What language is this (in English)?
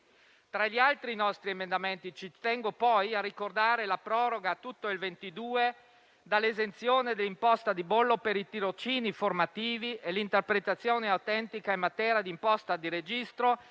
Italian